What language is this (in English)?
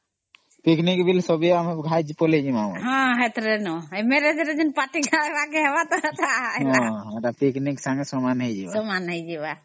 Odia